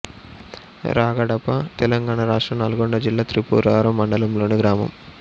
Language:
Telugu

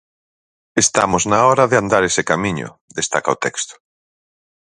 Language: Galician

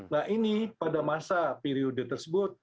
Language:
Indonesian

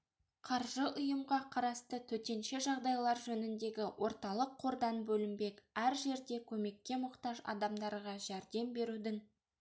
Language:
Kazakh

